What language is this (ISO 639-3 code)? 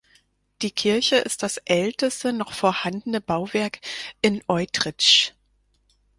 deu